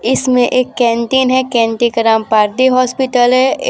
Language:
Hindi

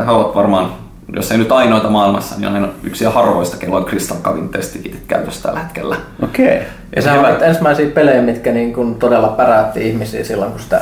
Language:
Finnish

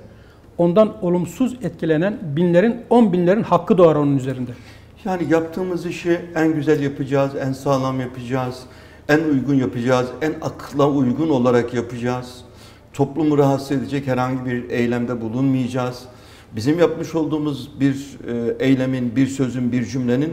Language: Turkish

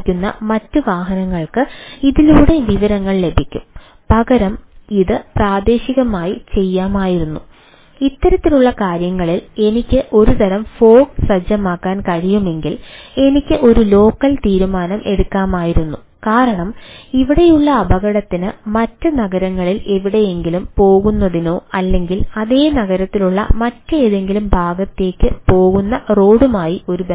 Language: Malayalam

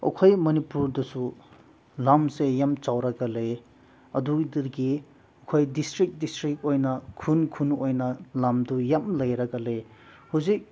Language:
Manipuri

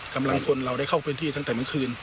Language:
Thai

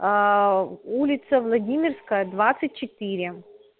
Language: Russian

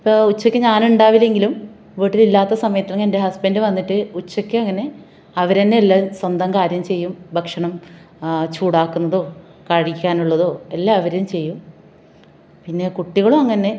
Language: Malayalam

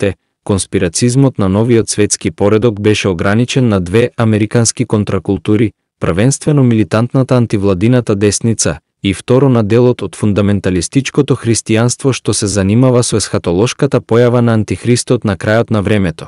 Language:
Macedonian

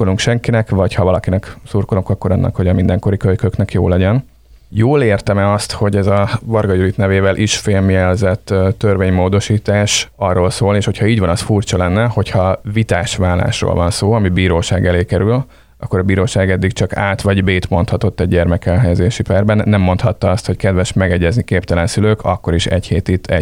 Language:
Hungarian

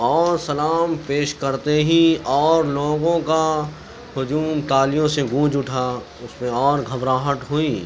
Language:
Urdu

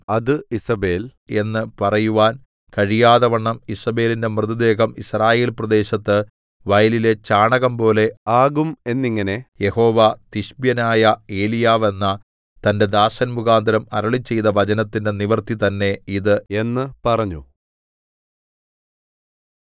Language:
Malayalam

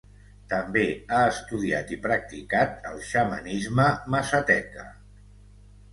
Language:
Catalan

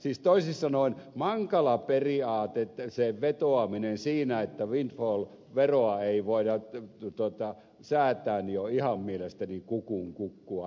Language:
Finnish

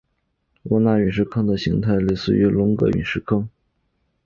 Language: Chinese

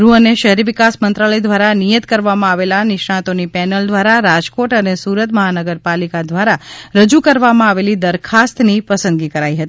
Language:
Gujarati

